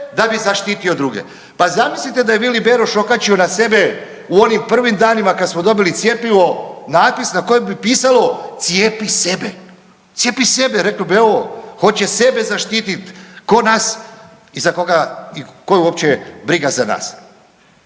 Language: Croatian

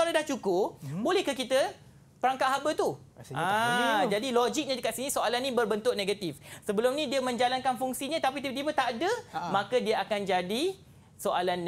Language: Malay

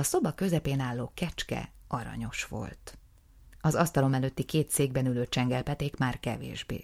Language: Hungarian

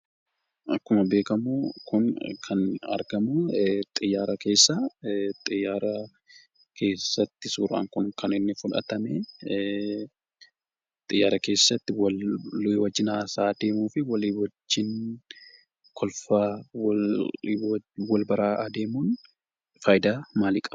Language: Oromo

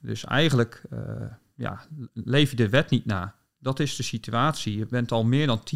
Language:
Dutch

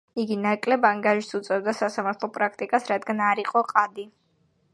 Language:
Georgian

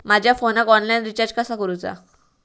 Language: Marathi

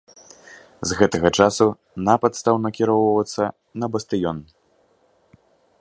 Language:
Belarusian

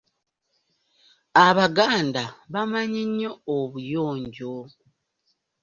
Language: Ganda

